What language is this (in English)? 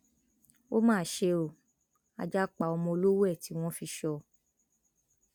Yoruba